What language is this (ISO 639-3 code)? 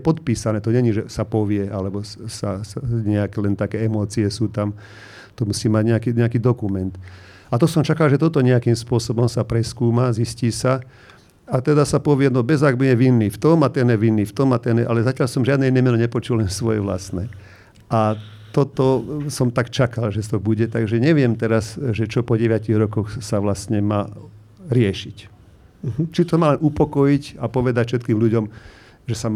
slk